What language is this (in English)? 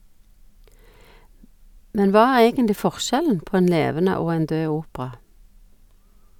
Norwegian